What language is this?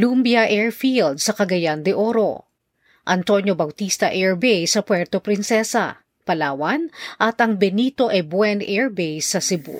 Filipino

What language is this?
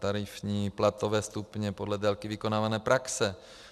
Czech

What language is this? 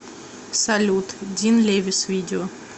Russian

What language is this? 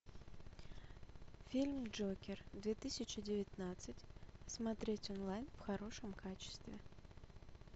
Russian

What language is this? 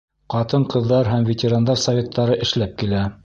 Bashkir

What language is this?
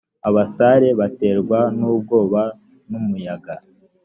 Kinyarwanda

